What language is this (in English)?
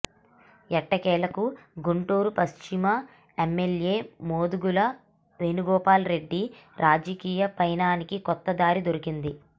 Telugu